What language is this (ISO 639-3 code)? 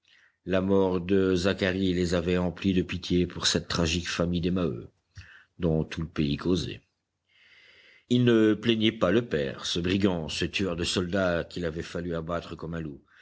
fra